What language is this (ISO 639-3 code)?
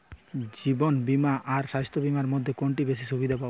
ben